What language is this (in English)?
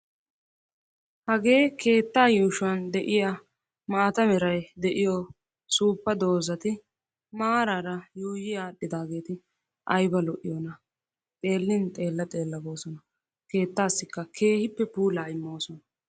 Wolaytta